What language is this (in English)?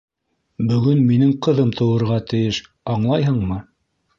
Bashkir